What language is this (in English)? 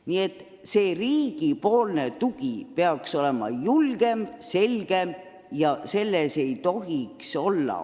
Estonian